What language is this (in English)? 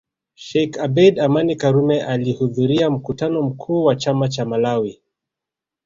Swahili